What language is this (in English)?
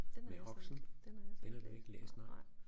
Danish